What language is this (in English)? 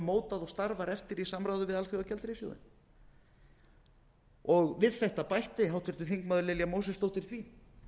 Icelandic